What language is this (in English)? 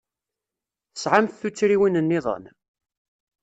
Kabyle